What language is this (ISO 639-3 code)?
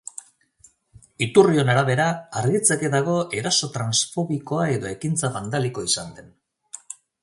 eus